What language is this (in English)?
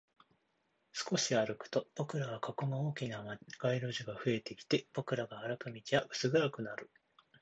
Japanese